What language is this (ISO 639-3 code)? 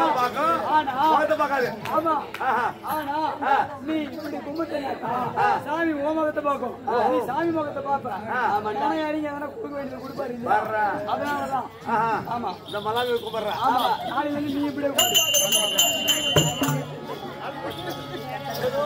tam